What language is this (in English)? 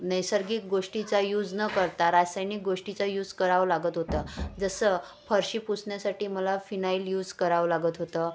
Marathi